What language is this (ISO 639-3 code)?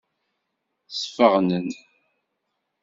kab